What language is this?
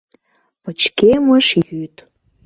Mari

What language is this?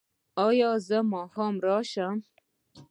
Pashto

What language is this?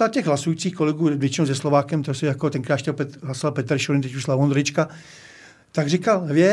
Czech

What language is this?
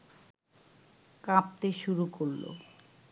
Bangla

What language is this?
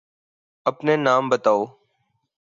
Urdu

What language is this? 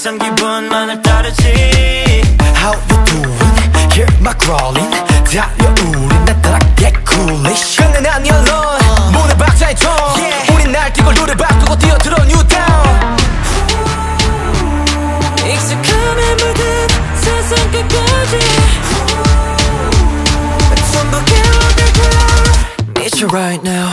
Korean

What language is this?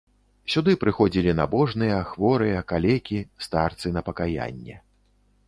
Belarusian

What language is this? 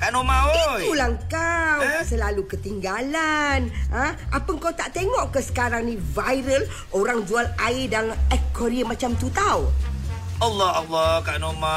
Malay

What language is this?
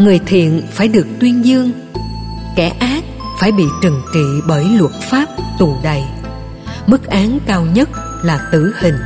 Vietnamese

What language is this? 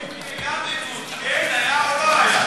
Hebrew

